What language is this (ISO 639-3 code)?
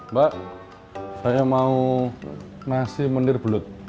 ind